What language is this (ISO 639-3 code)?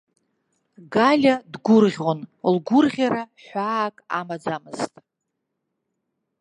abk